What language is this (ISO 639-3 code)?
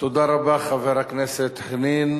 heb